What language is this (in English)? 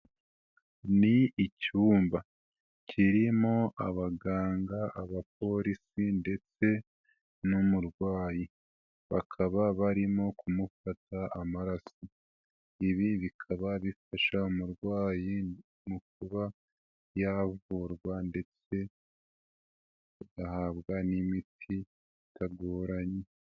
Kinyarwanda